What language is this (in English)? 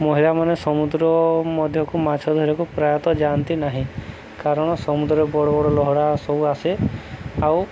Odia